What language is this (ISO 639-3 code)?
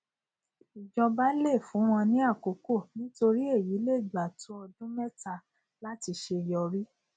yor